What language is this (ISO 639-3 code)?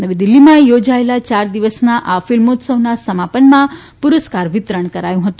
guj